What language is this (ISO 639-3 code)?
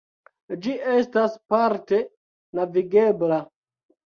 epo